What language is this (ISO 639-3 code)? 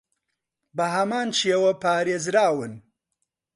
ckb